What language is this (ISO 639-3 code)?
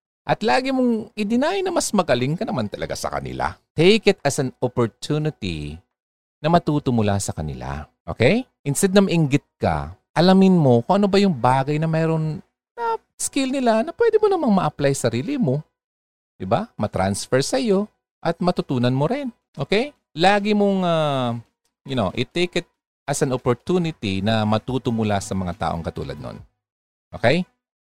fil